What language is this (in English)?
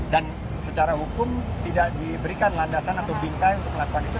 Indonesian